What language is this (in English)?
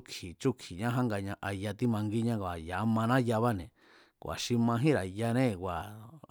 Mazatlán Mazatec